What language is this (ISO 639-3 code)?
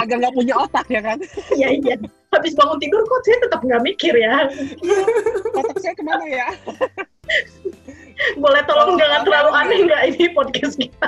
ind